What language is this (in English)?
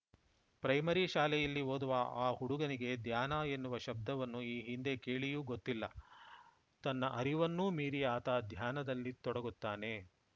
Kannada